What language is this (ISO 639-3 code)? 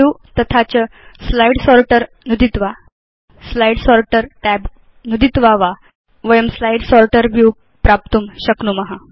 san